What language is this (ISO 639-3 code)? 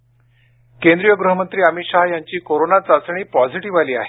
mar